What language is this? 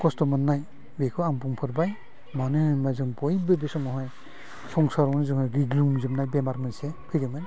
Bodo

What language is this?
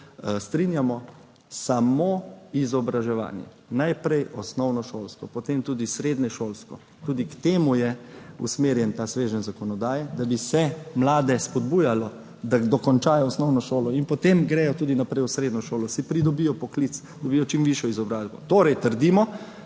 Slovenian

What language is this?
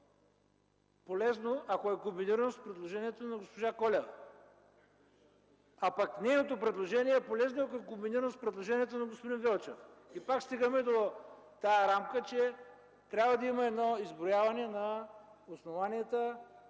Bulgarian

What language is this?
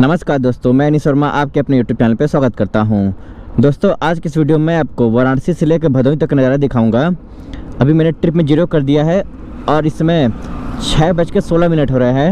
Hindi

